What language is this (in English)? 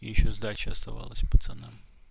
Russian